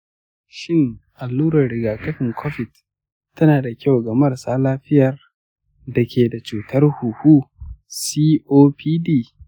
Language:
Hausa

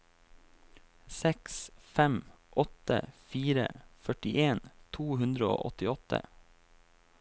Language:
Norwegian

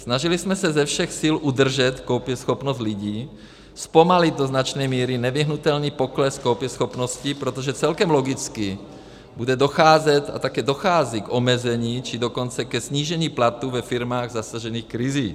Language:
Czech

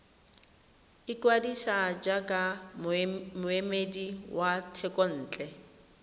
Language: Tswana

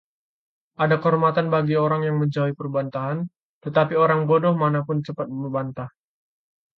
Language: Indonesian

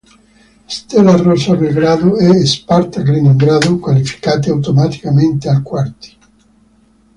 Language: Italian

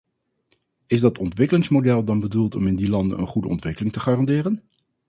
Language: Dutch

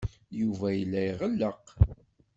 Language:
Kabyle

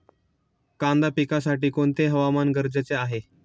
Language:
Marathi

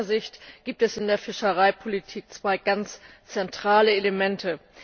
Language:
German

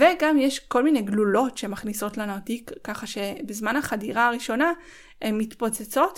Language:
Hebrew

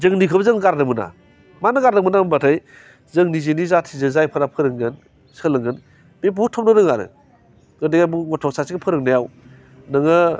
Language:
Bodo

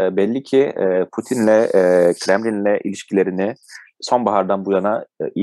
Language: Turkish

